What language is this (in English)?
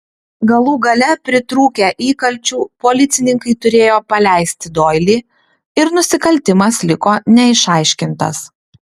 Lithuanian